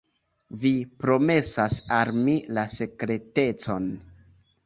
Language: Esperanto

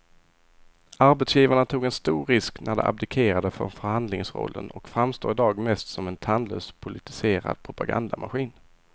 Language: Swedish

